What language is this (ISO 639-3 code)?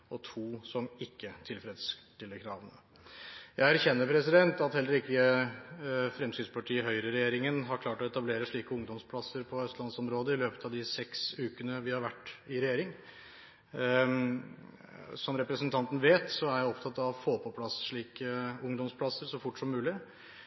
nob